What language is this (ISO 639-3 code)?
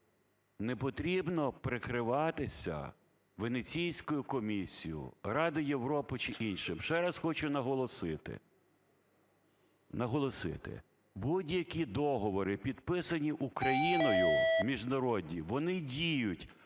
ukr